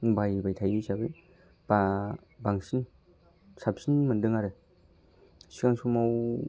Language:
Bodo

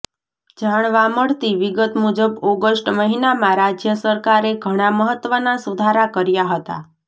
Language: Gujarati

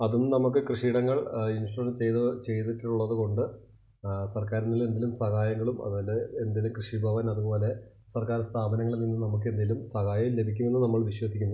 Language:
Malayalam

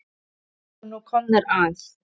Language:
Icelandic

